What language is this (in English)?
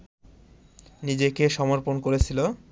Bangla